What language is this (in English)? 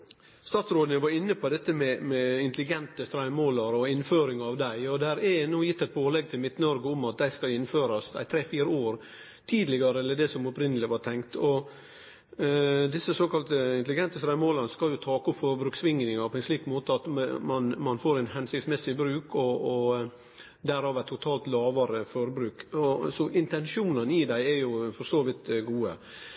Norwegian Nynorsk